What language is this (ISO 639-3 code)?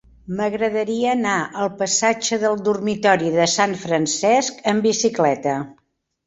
cat